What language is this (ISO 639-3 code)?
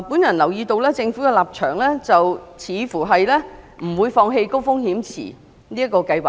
yue